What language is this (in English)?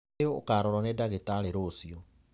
Kikuyu